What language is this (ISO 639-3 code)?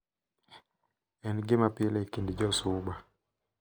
luo